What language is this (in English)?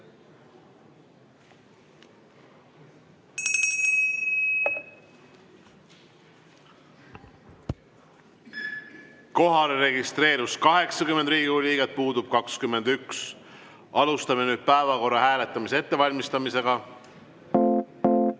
Estonian